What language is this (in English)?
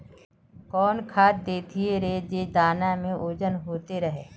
Magahi